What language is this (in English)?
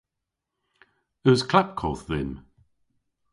Cornish